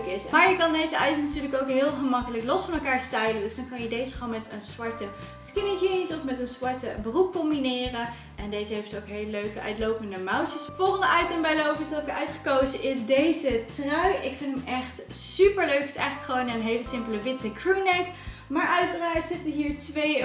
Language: Dutch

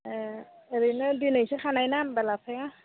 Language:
Bodo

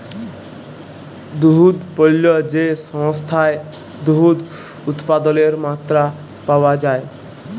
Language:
Bangla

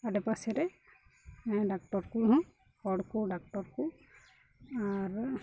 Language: Santali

